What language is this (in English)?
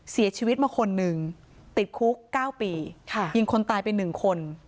Thai